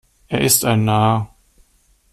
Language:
German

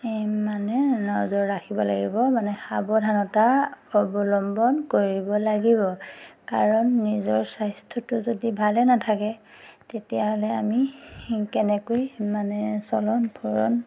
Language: Assamese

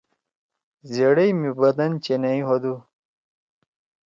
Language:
Torwali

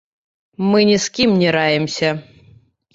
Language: Belarusian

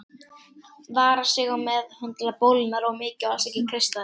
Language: Icelandic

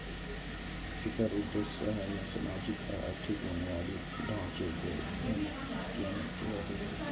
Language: Maithili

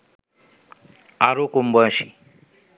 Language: Bangla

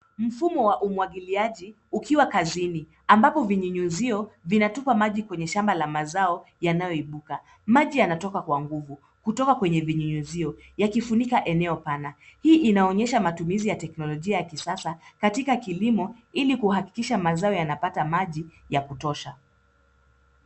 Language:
Swahili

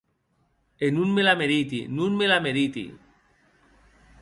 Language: Occitan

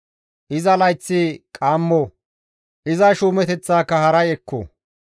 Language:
Gamo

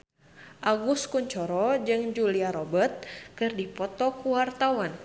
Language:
Sundanese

